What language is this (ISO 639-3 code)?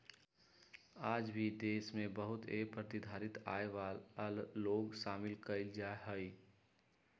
mag